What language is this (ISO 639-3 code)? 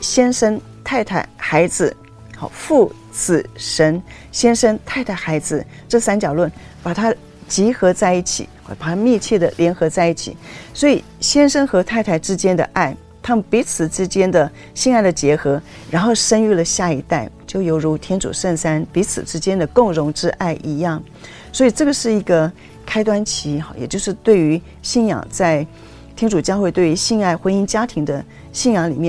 zho